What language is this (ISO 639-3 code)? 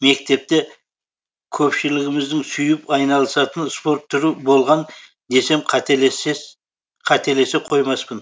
kaz